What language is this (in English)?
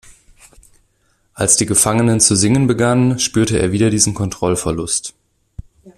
German